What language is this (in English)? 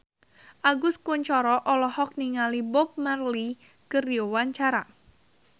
Sundanese